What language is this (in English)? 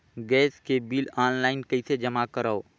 Chhattisgarhi